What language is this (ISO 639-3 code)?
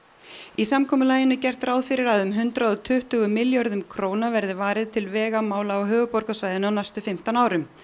isl